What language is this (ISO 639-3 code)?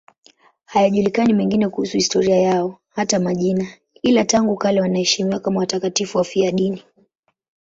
swa